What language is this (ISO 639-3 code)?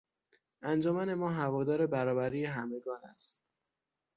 fas